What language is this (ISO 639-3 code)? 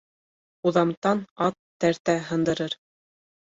bak